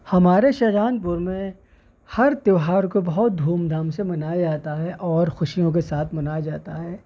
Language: Urdu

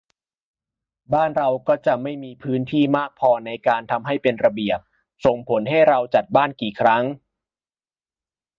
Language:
Thai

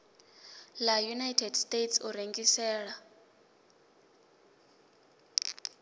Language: Venda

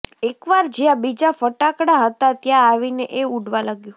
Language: Gujarati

